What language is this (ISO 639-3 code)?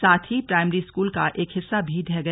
hin